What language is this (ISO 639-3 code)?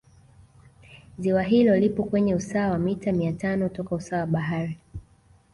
swa